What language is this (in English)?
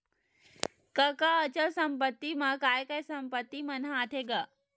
Chhattisgarhi